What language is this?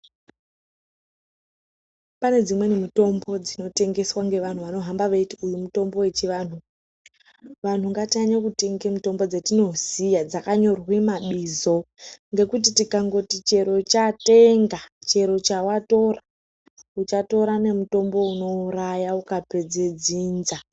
Ndau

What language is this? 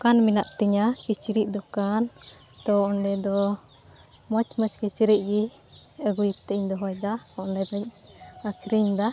Santali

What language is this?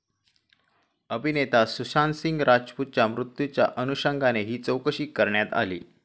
Marathi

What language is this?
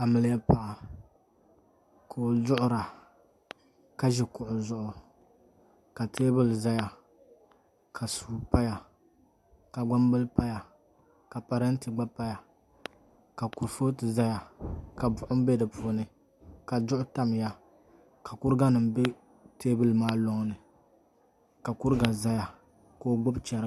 Dagbani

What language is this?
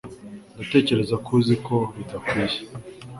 Kinyarwanda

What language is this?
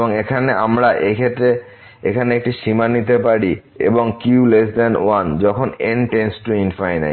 Bangla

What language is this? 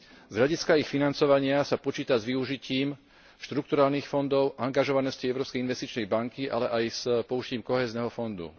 Slovak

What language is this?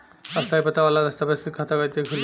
Bhojpuri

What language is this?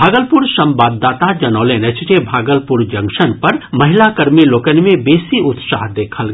Maithili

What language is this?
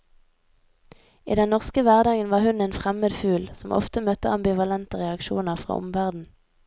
Norwegian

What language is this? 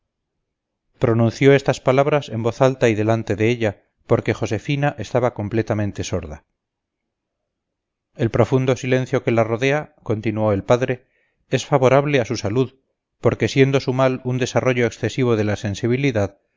Spanish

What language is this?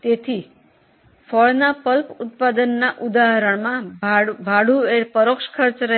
Gujarati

